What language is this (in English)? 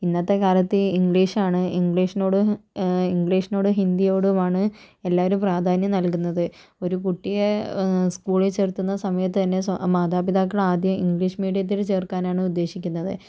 Malayalam